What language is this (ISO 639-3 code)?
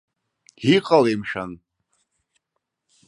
abk